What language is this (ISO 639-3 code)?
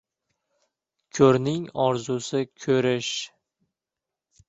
uzb